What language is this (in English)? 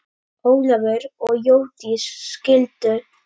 Icelandic